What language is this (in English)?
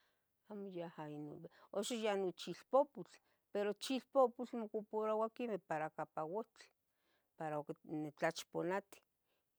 Tetelcingo Nahuatl